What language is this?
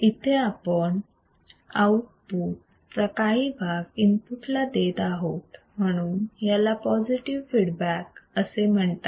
Marathi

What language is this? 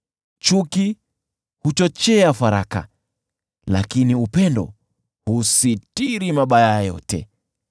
Swahili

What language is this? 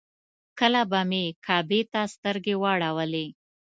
Pashto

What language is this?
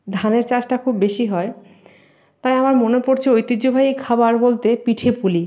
Bangla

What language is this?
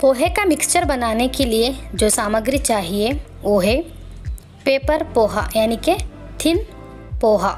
Hindi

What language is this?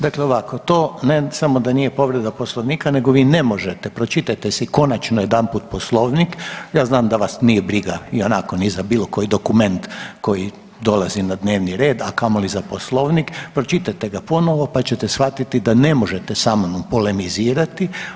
Croatian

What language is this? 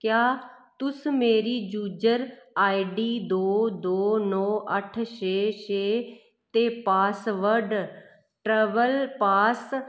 Dogri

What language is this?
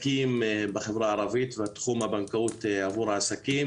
Hebrew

